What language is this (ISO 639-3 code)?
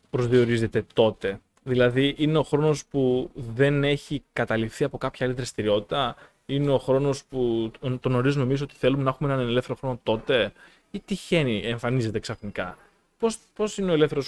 ell